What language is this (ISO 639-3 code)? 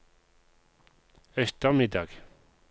nor